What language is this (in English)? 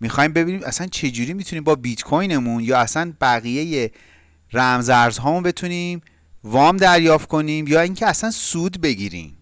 Persian